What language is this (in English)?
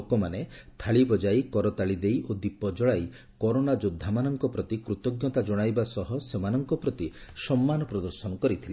Odia